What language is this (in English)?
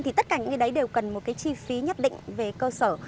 Vietnamese